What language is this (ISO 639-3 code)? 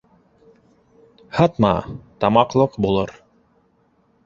bak